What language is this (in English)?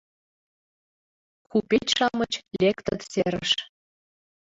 Mari